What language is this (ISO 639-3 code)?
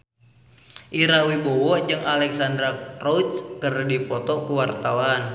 sun